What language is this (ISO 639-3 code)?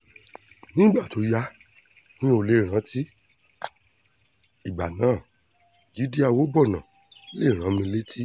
yor